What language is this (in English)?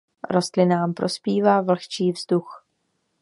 Czech